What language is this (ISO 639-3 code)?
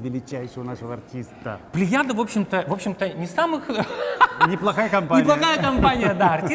rus